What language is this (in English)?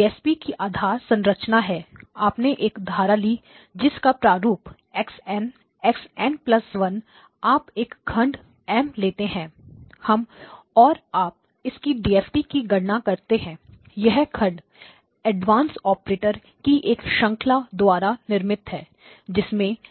Hindi